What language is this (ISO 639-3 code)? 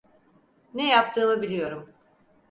tur